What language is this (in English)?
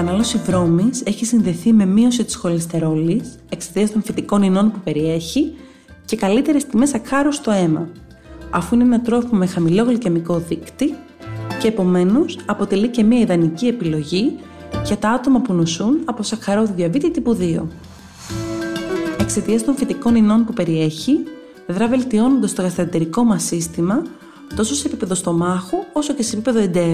Greek